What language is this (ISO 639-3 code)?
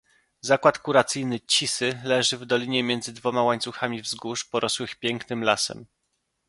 pol